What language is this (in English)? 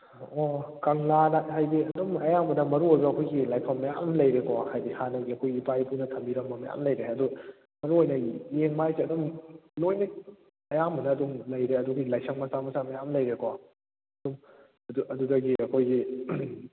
Manipuri